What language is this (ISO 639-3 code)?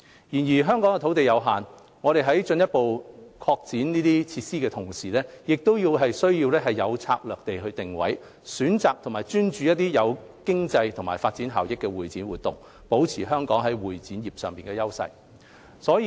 yue